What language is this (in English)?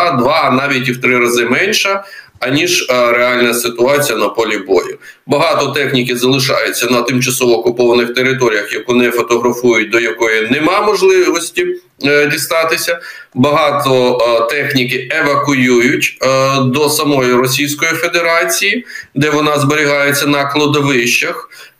Ukrainian